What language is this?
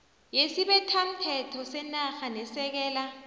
South Ndebele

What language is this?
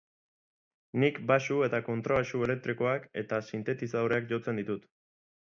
Basque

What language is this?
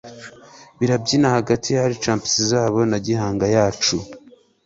Kinyarwanda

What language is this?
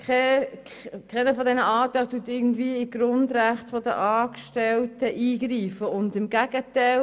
Swiss German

